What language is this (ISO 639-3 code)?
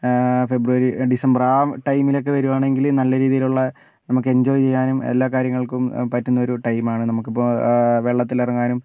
mal